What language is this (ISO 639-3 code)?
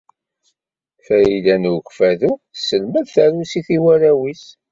kab